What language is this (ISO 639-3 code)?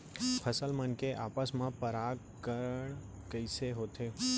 hne